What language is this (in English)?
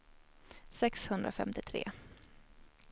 Swedish